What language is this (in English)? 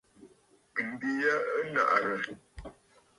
Bafut